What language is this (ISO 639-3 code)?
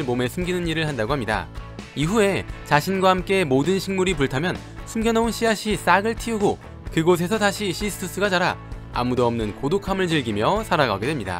kor